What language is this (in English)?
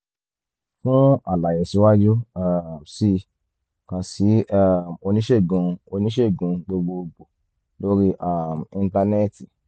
Yoruba